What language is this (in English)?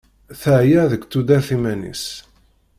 Kabyle